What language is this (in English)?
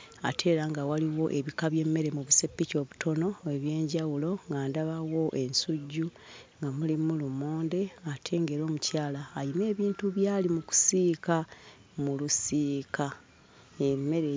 Ganda